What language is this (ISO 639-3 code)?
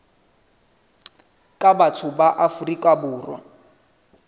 sot